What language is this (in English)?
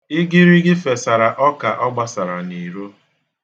Igbo